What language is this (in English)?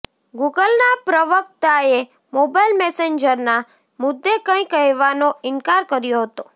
Gujarati